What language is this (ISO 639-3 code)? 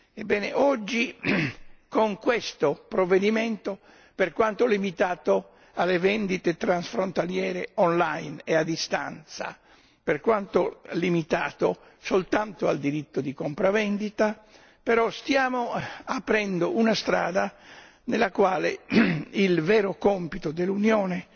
ita